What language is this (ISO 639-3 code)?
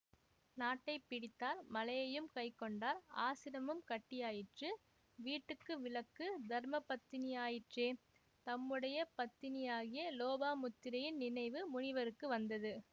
tam